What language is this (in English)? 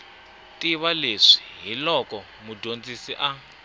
Tsonga